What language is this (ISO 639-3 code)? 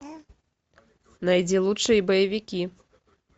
rus